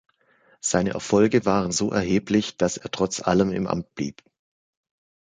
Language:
German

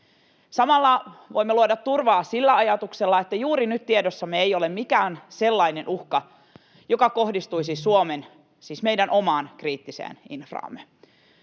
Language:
Finnish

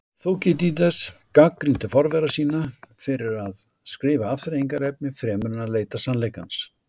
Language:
Icelandic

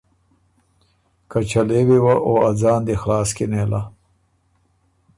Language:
Ormuri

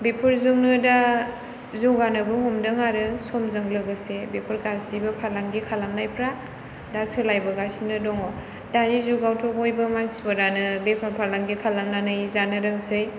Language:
Bodo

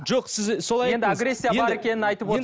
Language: Kazakh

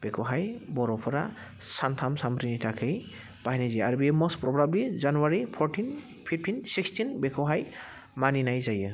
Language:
Bodo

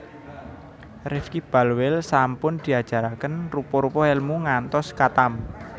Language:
Javanese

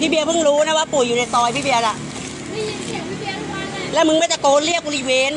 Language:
Thai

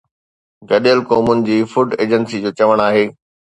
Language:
Sindhi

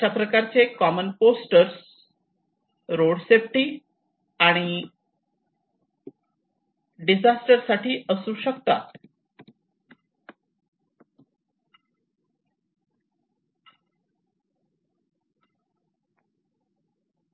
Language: Marathi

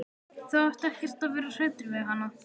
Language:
Icelandic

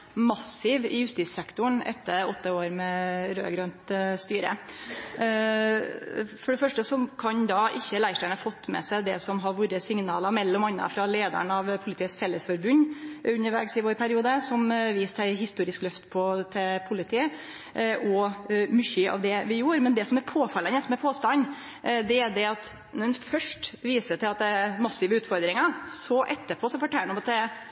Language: Norwegian Nynorsk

